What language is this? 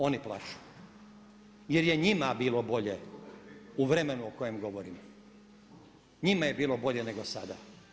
Croatian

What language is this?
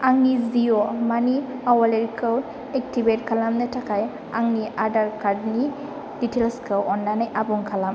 Bodo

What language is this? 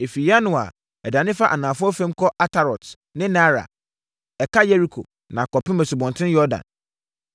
Akan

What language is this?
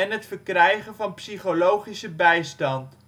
Dutch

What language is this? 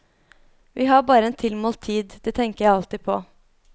Norwegian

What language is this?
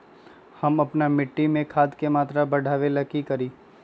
Magahi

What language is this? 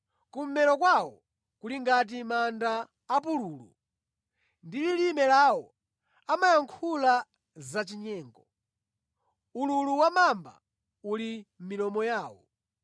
Nyanja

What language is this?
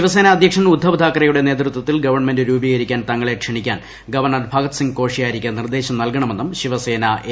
Malayalam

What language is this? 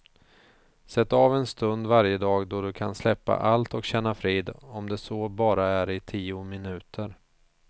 Swedish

